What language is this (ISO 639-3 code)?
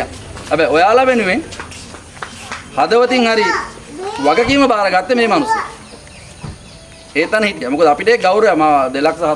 ind